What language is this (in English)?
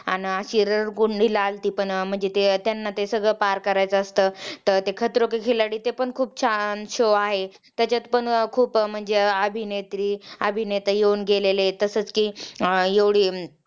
Marathi